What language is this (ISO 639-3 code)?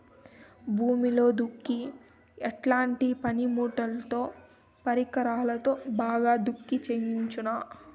tel